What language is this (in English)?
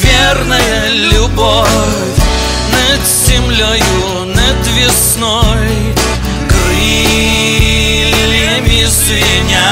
Russian